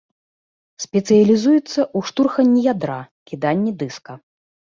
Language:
Belarusian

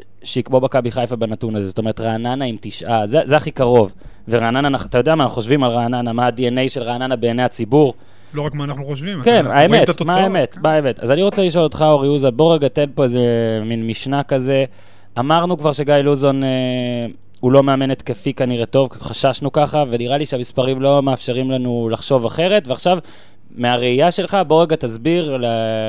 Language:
Hebrew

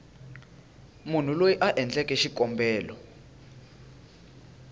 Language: Tsonga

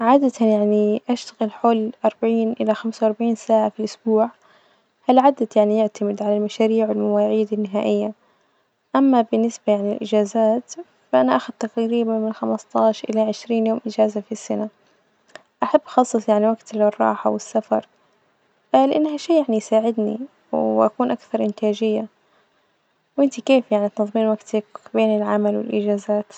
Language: Najdi Arabic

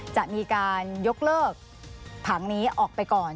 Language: Thai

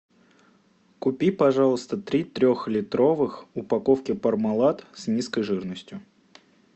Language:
Russian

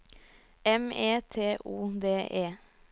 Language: Norwegian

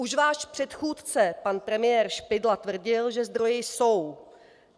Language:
Czech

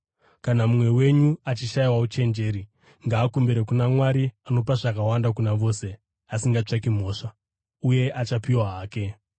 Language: Shona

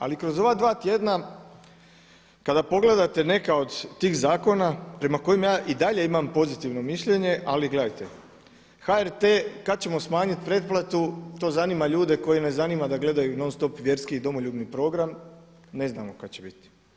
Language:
Croatian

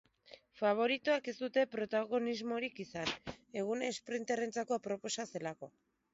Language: Basque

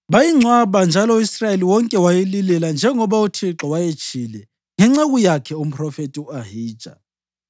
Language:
North Ndebele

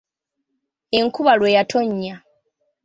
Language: Ganda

